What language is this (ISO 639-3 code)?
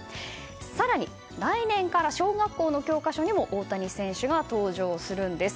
jpn